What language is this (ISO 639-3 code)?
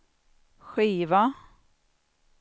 swe